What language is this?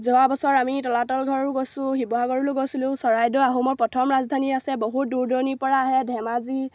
Assamese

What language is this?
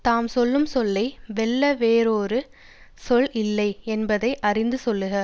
Tamil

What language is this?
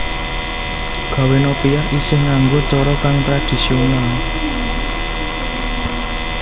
Javanese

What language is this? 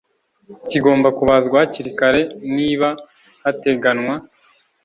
Kinyarwanda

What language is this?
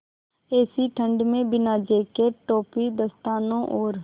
Hindi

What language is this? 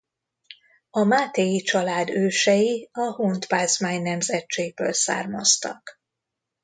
Hungarian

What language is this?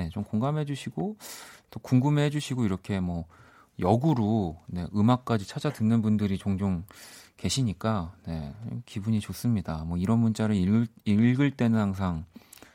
Korean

